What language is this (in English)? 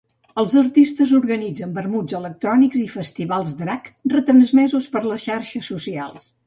Catalan